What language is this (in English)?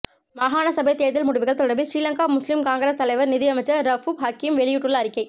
Tamil